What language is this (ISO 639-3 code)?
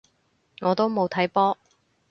yue